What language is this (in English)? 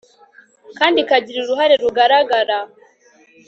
Kinyarwanda